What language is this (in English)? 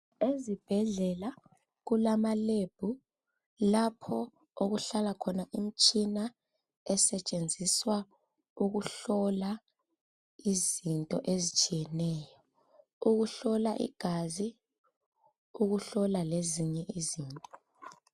North Ndebele